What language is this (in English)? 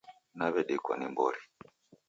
Taita